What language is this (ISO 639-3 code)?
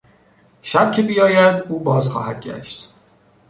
fas